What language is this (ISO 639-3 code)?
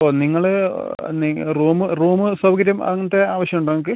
mal